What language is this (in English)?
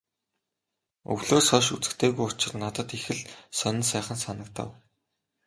Mongolian